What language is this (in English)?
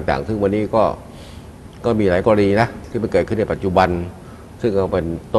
Thai